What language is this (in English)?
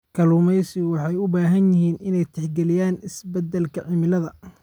Somali